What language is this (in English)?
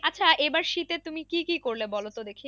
Bangla